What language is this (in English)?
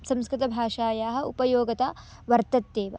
Sanskrit